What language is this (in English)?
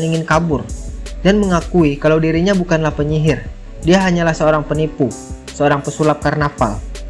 Indonesian